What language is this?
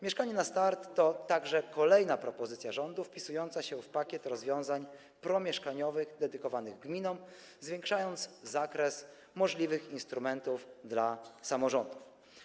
Polish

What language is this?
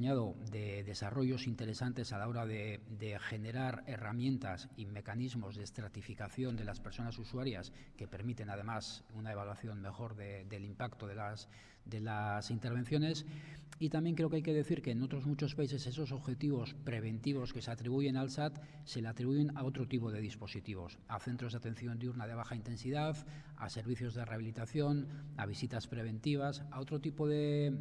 Spanish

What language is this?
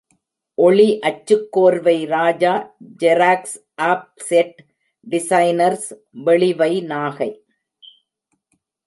Tamil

